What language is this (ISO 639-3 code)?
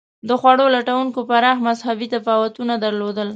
pus